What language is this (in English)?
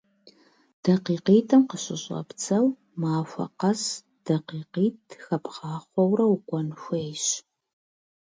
Kabardian